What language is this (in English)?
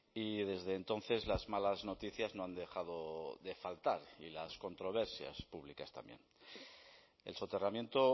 Spanish